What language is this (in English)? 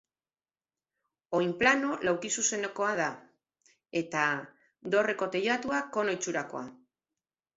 Basque